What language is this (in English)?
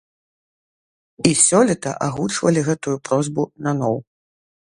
Belarusian